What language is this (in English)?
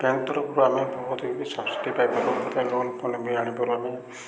Odia